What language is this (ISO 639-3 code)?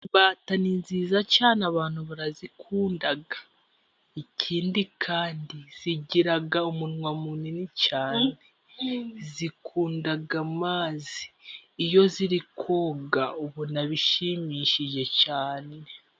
kin